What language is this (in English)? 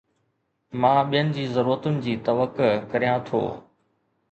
Sindhi